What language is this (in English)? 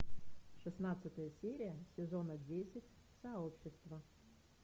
Russian